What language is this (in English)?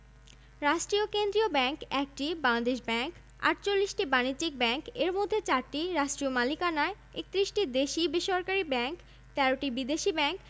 Bangla